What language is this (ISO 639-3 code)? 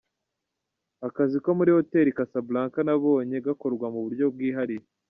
kin